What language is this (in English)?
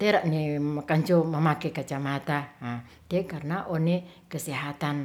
Ratahan